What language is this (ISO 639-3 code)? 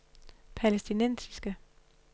dan